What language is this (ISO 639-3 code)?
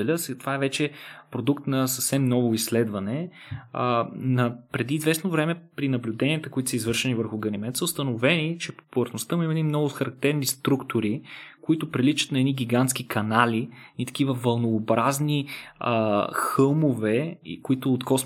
bul